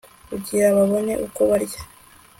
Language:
Kinyarwanda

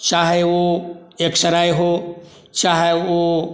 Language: Maithili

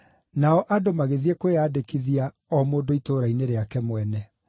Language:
Kikuyu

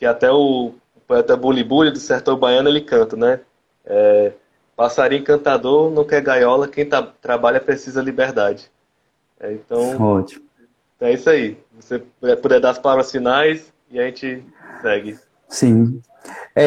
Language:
Portuguese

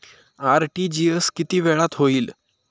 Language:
Marathi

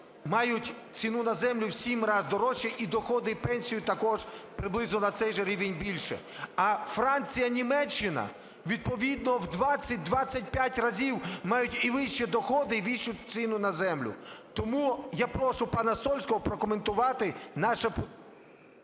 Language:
Ukrainian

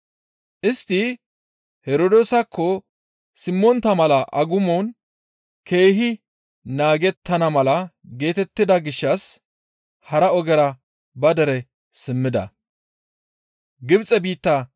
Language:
Gamo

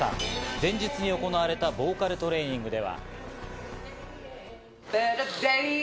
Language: Japanese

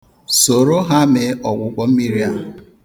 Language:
Igbo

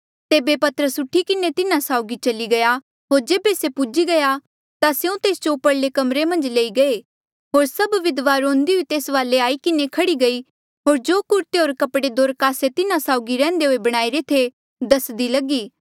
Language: Mandeali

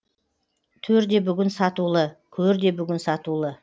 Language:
Kazakh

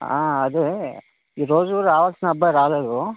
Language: Telugu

